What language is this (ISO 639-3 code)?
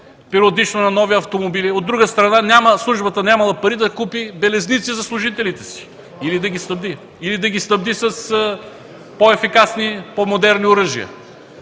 bul